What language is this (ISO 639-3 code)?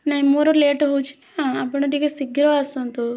ori